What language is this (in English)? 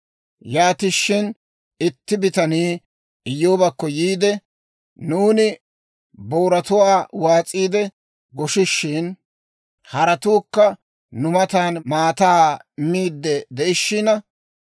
Dawro